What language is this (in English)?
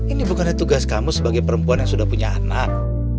Indonesian